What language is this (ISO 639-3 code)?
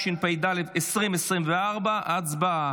heb